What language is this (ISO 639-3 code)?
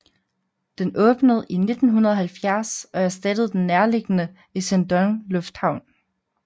dan